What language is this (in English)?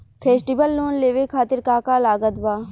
Bhojpuri